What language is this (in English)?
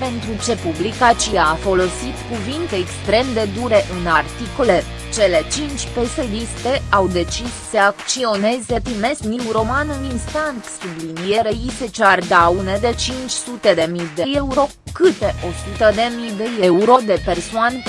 Romanian